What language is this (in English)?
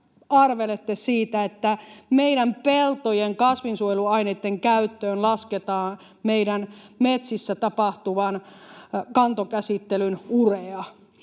Finnish